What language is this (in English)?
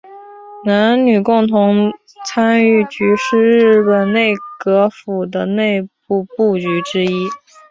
Chinese